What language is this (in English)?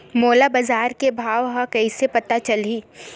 Chhattisgarhi